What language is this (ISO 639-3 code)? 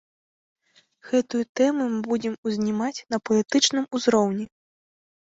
bel